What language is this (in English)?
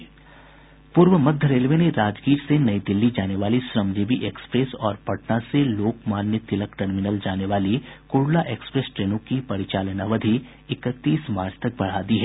Hindi